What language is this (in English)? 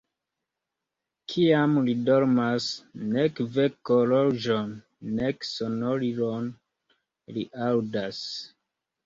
Esperanto